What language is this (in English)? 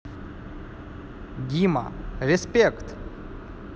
Russian